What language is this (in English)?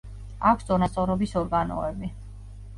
Georgian